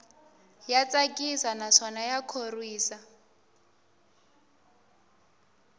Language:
Tsonga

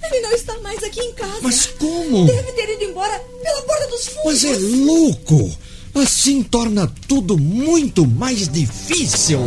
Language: Portuguese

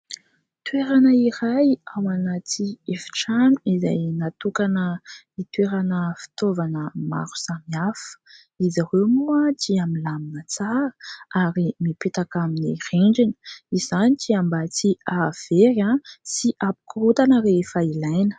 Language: Malagasy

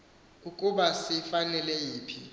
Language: Xhosa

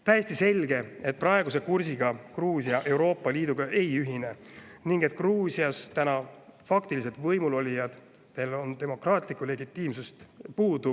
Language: Estonian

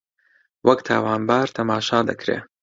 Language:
Central Kurdish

